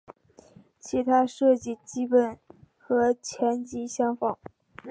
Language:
Chinese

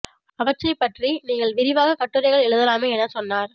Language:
Tamil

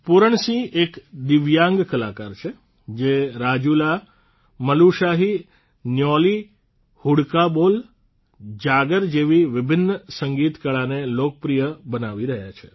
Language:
Gujarati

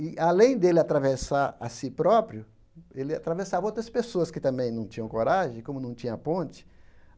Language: Portuguese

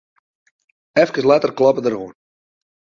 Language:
Western Frisian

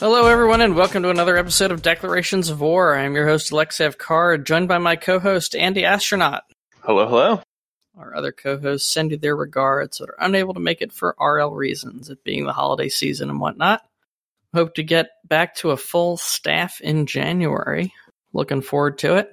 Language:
English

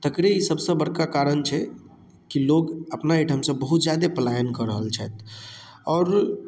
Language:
Maithili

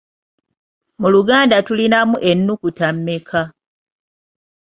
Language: Ganda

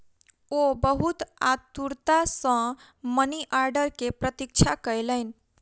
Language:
Maithili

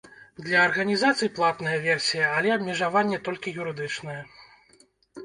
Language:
Belarusian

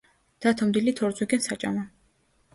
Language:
Georgian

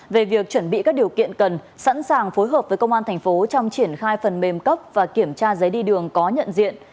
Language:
Vietnamese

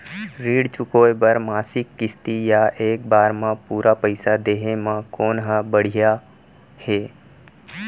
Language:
Chhattisgarhi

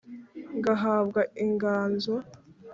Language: Kinyarwanda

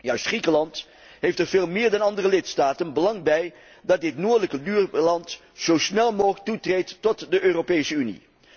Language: Dutch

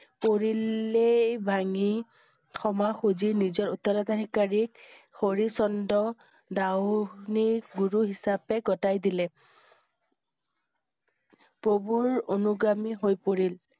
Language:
Assamese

